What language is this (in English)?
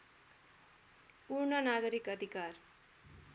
Nepali